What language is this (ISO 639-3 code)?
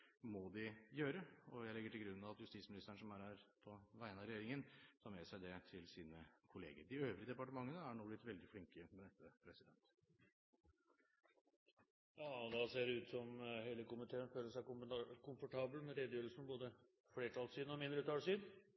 nob